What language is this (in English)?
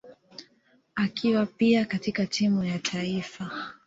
Swahili